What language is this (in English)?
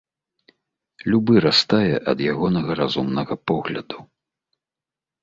Belarusian